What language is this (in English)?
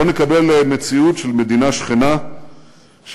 Hebrew